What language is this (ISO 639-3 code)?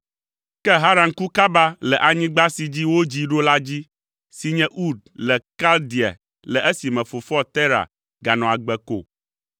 ewe